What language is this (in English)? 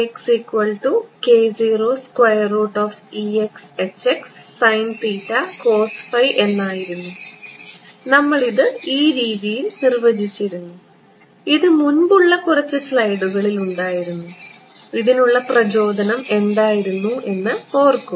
Malayalam